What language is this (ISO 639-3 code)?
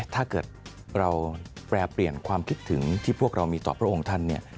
tha